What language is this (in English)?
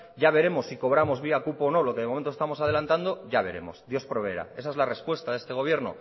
Spanish